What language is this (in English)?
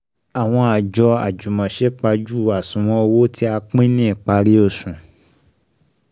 Yoruba